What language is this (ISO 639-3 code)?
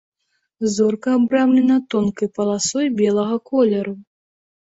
bel